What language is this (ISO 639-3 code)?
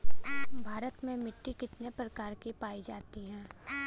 bho